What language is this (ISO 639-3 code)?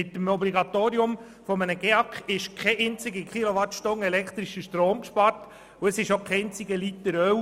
gsw